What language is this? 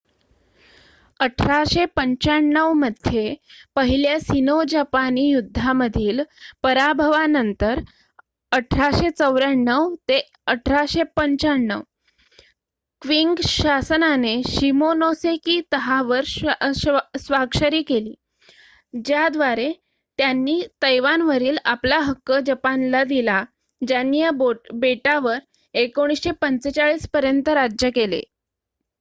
Marathi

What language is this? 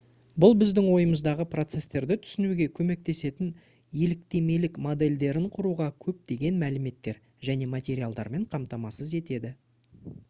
Kazakh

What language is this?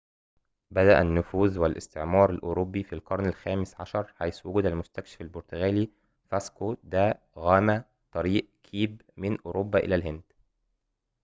Arabic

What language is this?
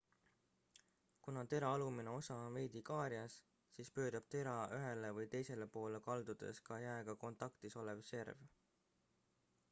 Estonian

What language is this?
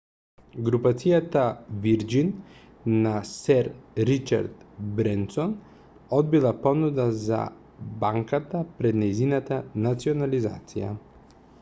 Macedonian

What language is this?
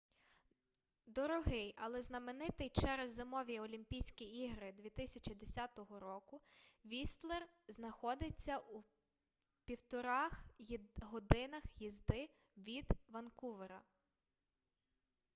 Ukrainian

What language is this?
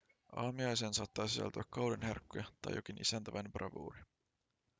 Finnish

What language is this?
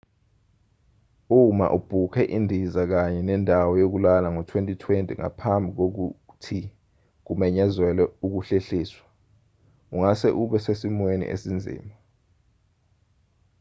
Zulu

